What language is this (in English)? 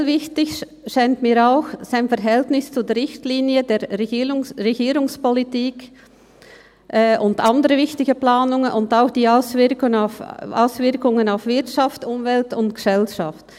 Swiss German